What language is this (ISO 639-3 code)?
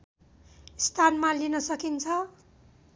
nep